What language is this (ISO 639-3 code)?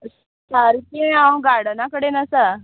kok